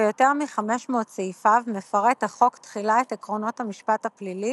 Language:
Hebrew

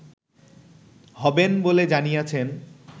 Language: Bangla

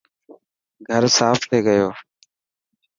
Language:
Dhatki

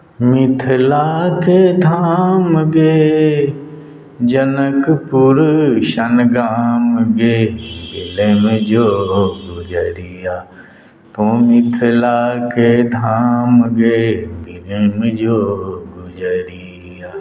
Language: Maithili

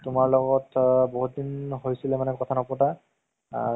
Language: Assamese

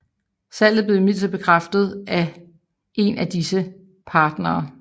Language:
Danish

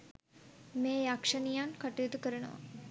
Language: Sinhala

